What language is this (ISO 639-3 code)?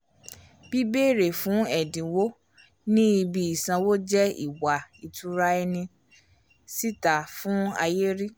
yor